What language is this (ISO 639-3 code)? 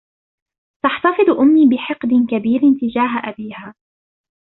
ara